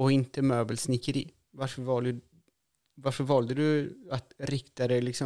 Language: Swedish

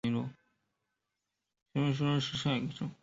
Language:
Chinese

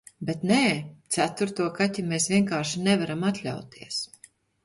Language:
Latvian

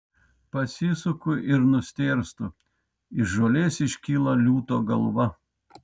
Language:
Lithuanian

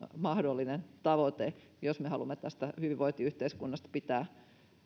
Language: Finnish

